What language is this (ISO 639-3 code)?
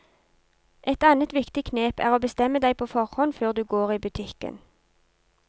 nor